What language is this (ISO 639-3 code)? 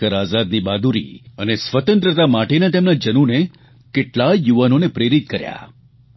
guj